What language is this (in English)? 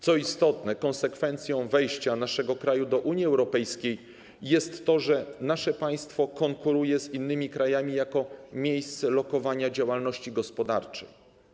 Polish